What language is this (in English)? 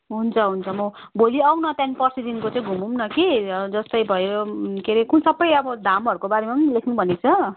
Nepali